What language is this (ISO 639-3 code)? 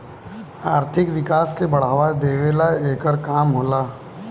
bho